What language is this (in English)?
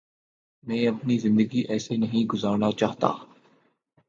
Urdu